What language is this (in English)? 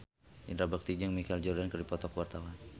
Sundanese